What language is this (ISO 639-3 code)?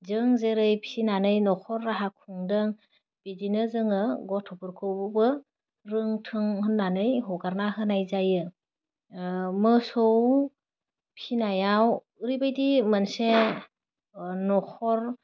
brx